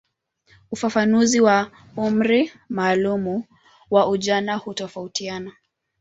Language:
Swahili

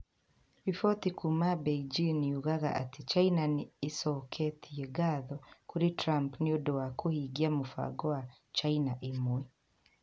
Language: Kikuyu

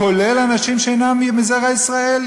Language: Hebrew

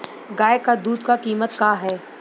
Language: Bhojpuri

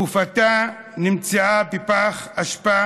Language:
Hebrew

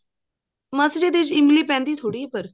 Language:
Punjabi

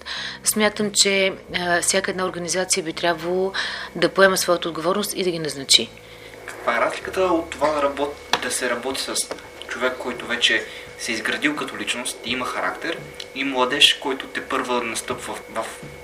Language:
Bulgarian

